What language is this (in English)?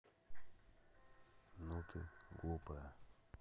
Russian